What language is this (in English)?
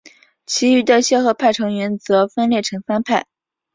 Chinese